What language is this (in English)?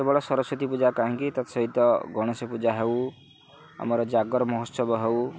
Odia